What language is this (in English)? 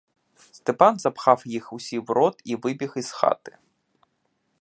Ukrainian